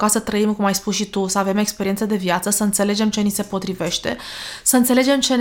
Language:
Romanian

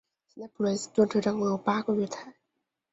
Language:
Chinese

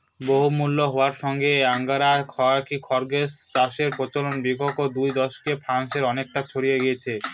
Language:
Bangla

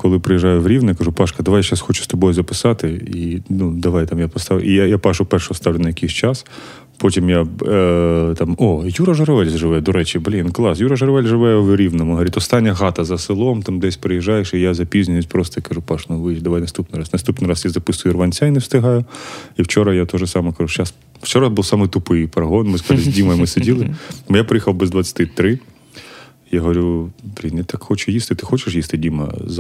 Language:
Ukrainian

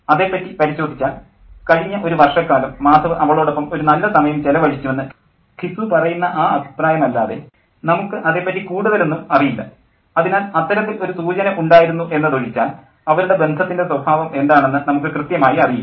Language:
Malayalam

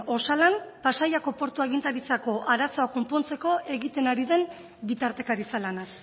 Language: Basque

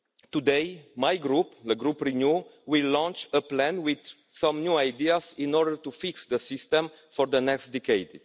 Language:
English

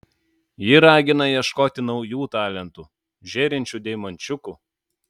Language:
Lithuanian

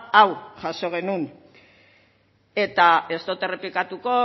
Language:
Basque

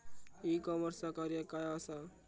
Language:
Marathi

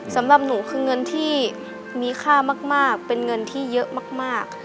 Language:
Thai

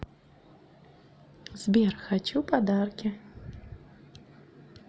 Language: Russian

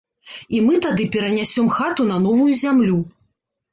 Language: Belarusian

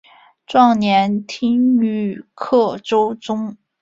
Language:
Chinese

